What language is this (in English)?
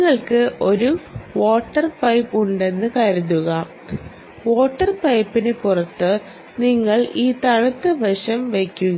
Malayalam